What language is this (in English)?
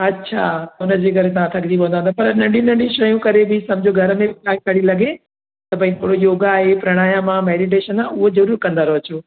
Sindhi